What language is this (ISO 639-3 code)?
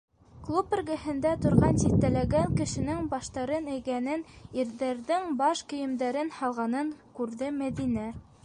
bak